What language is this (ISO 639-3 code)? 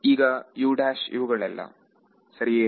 kan